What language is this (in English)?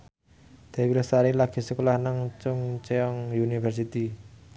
Javanese